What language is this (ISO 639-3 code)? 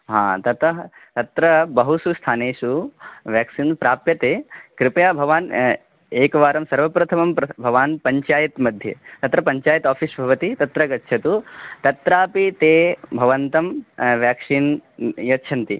san